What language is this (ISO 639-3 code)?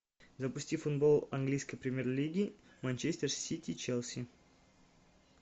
rus